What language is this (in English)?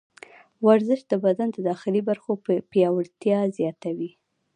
Pashto